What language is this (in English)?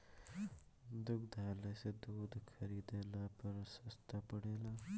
Bhojpuri